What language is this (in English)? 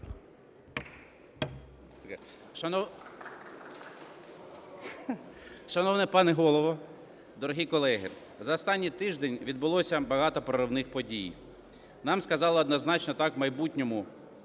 Ukrainian